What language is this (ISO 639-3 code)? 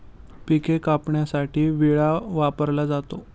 mar